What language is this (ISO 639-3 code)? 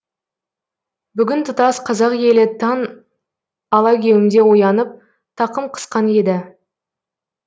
kaz